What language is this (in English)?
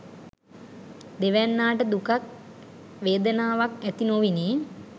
Sinhala